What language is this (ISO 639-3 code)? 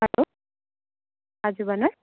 nep